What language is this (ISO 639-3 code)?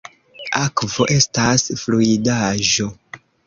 epo